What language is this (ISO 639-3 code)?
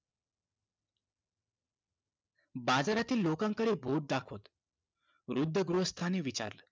mar